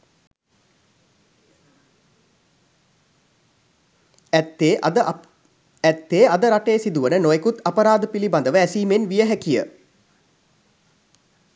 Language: Sinhala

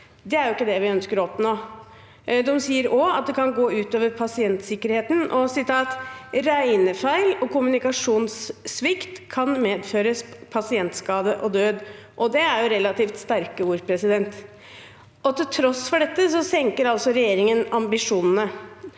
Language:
Norwegian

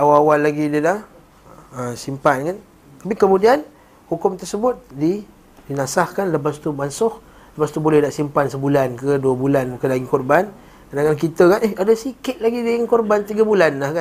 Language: Malay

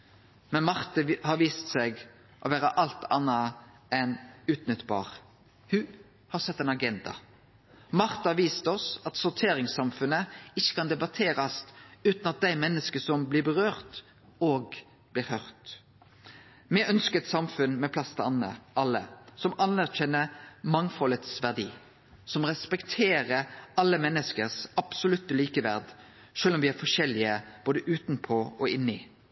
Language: Norwegian Nynorsk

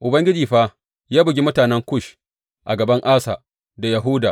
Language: Hausa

